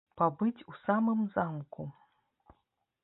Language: Belarusian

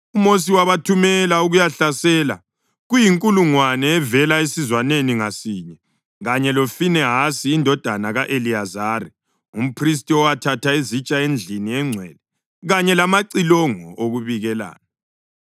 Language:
North Ndebele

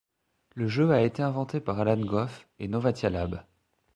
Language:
French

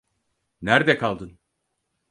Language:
Turkish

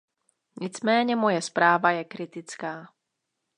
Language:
Czech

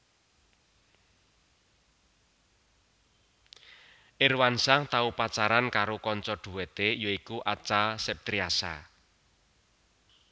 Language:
Javanese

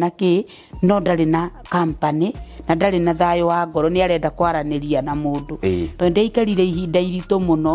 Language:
Swahili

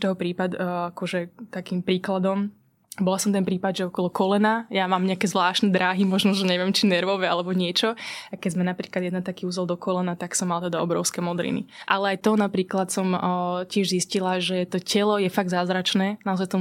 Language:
Slovak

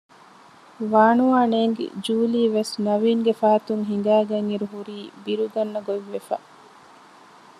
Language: Divehi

